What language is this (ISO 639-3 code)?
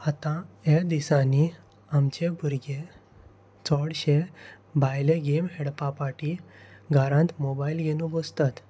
kok